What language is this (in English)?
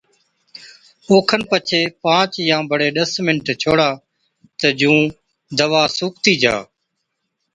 Od